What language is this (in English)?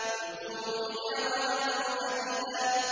Arabic